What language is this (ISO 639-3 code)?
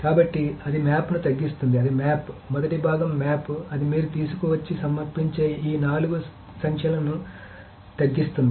tel